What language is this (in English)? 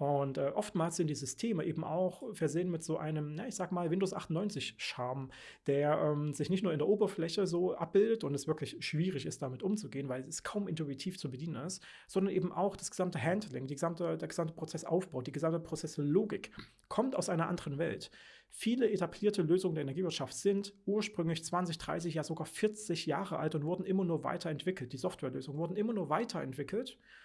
German